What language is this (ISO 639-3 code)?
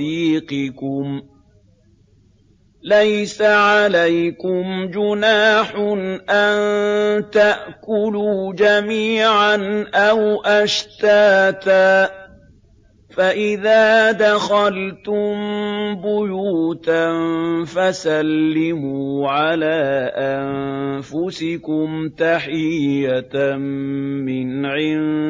ara